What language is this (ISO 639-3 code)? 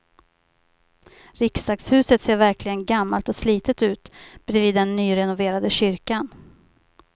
swe